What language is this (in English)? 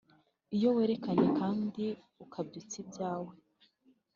Kinyarwanda